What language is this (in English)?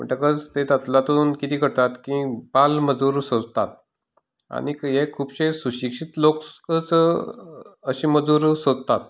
Konkani